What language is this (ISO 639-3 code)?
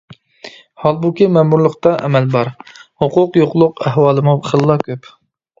uig